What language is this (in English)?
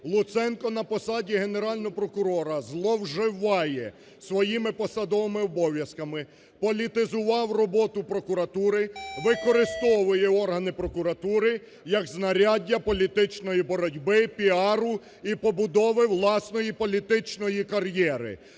Ukrainian